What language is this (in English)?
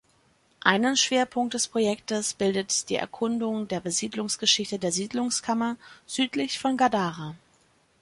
German